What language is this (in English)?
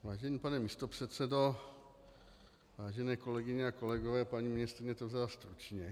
Czech